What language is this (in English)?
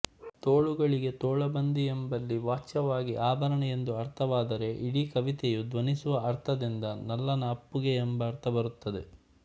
Kannada